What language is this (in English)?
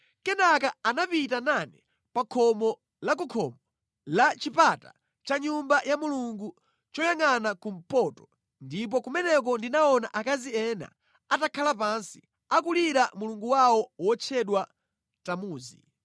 Nyanja